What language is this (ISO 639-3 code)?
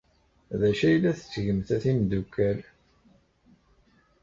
kab